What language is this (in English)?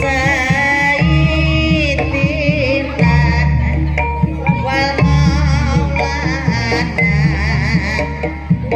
Indonesian